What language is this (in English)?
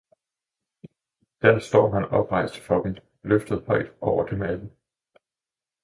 Danish